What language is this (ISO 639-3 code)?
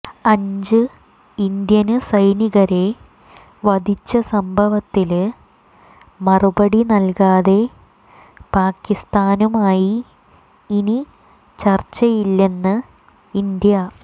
mal